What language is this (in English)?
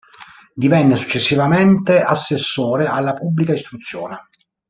Italian